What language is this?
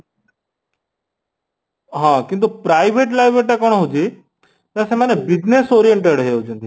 Odia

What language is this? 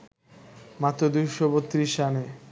Bangla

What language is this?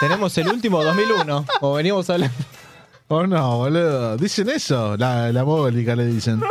Spanish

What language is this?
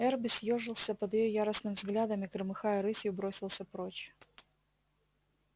Russian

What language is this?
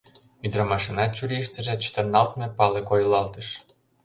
Mari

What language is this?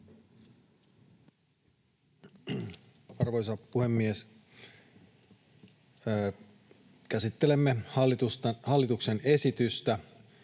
Finnish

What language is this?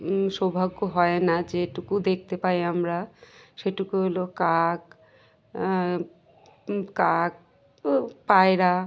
Bangla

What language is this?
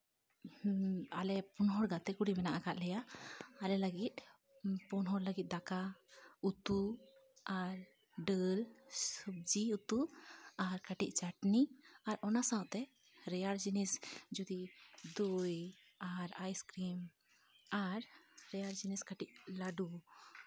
Santali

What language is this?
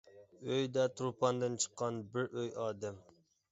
Uyghur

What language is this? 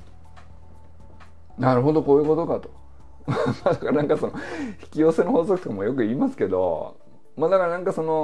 Japanese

